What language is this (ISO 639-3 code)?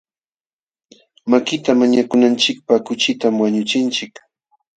qxw